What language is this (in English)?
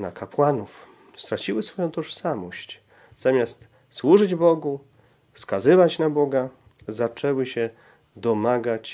Polish